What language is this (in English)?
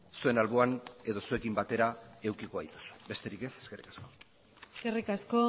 Basque